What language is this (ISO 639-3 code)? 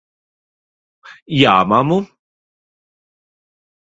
lav